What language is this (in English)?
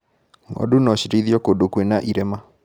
Kikuyu